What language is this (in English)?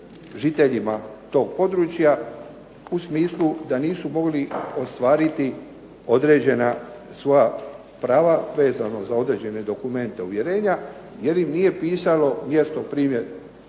Croatian